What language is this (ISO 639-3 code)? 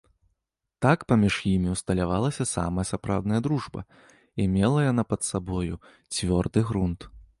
bel